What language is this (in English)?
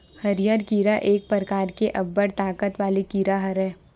Chhattisgarhi